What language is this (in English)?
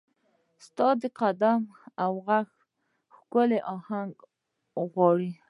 Pashto